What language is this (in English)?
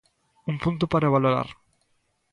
Galician